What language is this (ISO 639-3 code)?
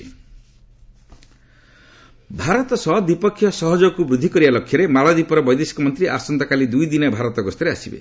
ori